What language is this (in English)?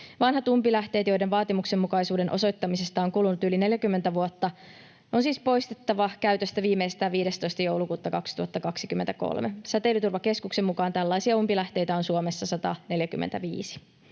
Finnish